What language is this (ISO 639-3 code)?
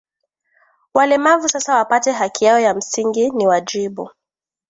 swa